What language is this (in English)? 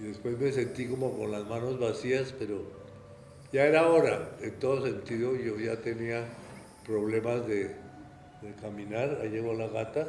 Spanish